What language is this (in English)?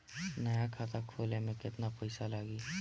Bhojpuri